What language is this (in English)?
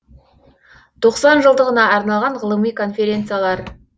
Kazakh